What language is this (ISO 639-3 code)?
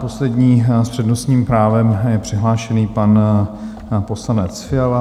ces